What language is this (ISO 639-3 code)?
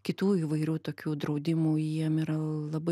lit